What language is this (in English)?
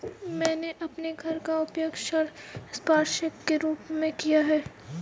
Hindi